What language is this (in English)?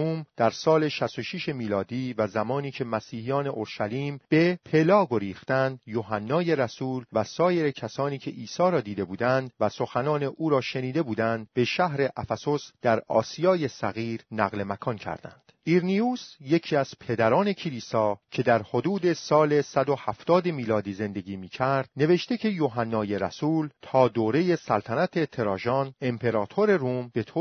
Persian